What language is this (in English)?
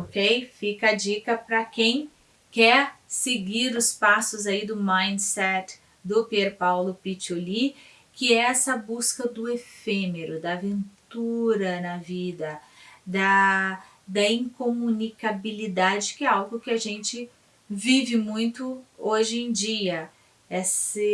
Portuguese